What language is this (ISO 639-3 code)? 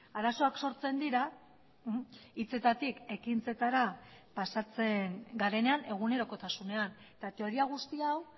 eus